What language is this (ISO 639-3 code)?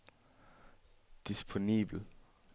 dan